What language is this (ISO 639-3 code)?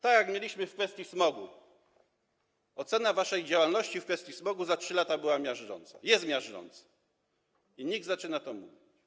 pol